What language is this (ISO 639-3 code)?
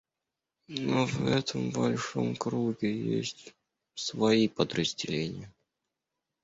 rus